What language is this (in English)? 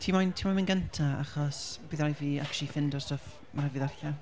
Welsh